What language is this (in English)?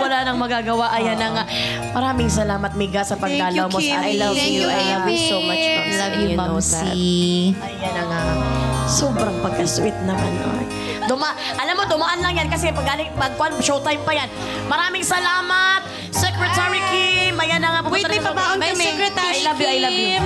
Filipino